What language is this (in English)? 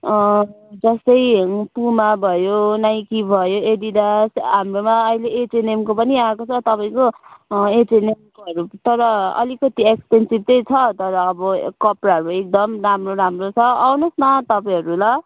Nepali